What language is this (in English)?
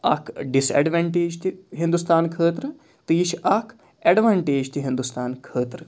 Kashmiri